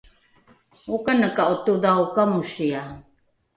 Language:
Rukai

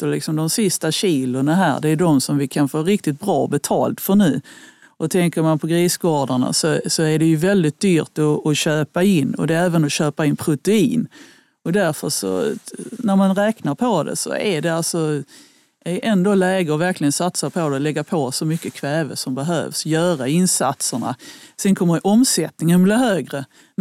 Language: Swedish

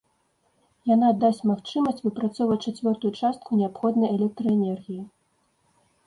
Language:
Belarusian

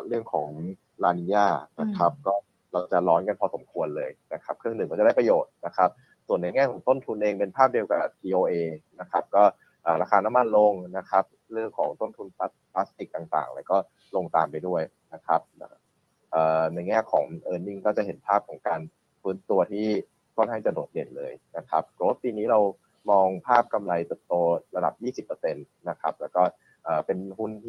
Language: Thai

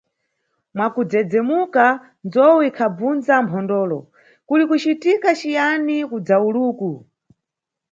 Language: Nyungwe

